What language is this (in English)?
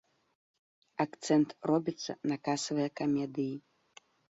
Belarusian